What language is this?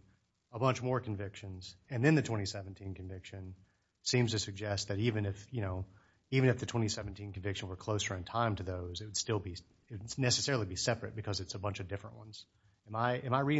English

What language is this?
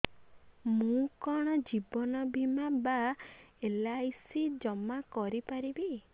Odia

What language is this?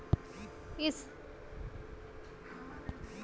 Bhojpuri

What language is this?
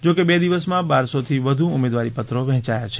Gujarati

